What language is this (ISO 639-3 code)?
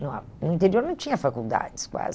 por